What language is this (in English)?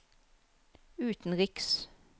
Norwegian